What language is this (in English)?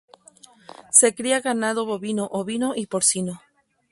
Spanish